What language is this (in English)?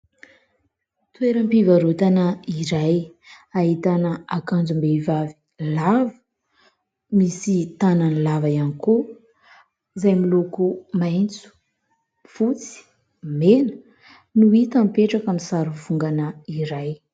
Malagasy